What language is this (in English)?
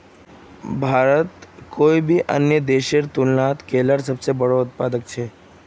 Magahi